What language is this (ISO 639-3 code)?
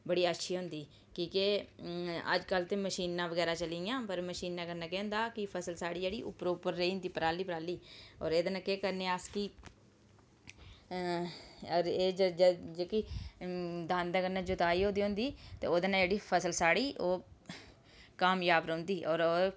doi